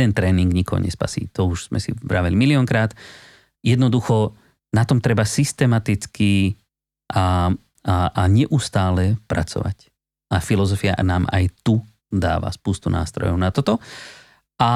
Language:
Slovak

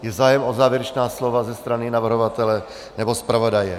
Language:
Czech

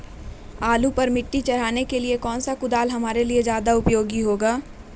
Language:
Magahi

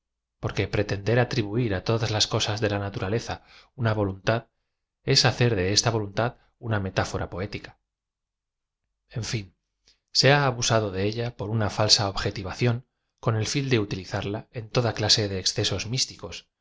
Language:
Spanish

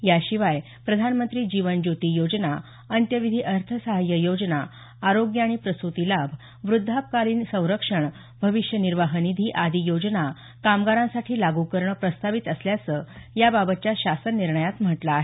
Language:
Marathi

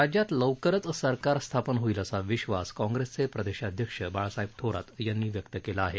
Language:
Marathi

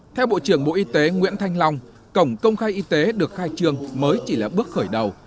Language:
Vietnamese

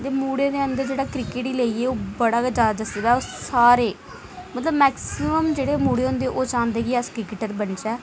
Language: Dogri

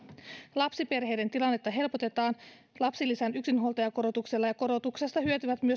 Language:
Finnish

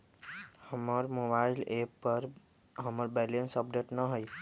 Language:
Magahi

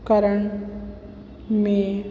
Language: Sindhi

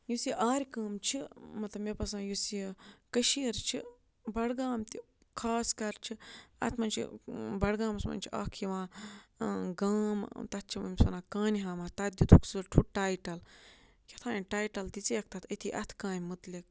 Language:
Kashmiri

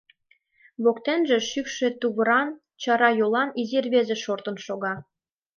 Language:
Mari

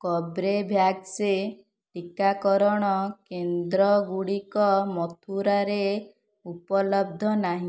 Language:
Odia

